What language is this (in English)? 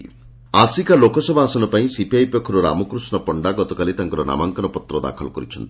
Odia